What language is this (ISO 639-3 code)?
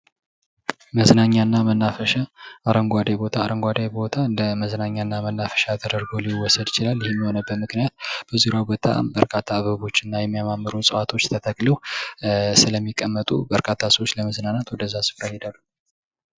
amh